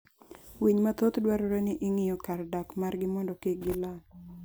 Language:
Luo (Kenya and Tanzania)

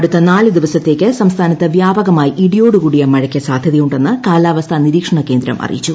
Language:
Malayalam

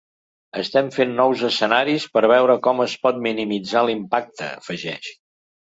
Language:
Catalan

